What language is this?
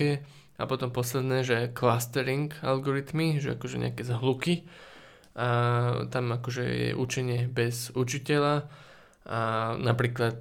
Slovak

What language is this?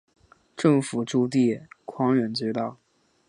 Chinese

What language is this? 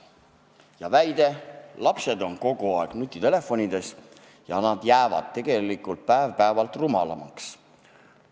Estonian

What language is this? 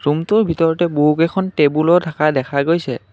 Assamese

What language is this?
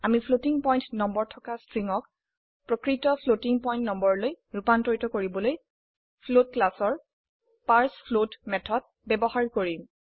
Assamese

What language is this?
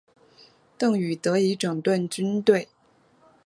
Chinese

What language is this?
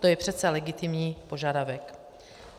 Czech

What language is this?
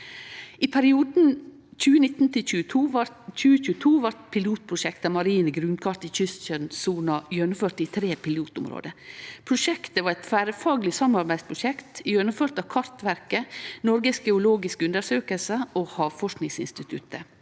Norwegian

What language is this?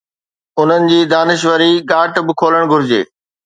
Sindhi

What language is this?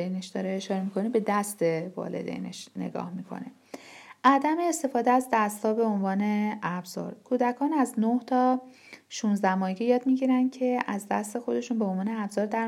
Persian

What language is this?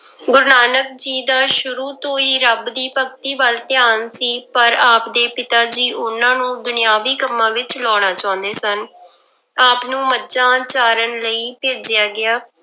Punjabi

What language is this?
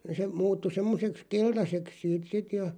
Finnish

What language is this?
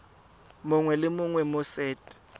Tswana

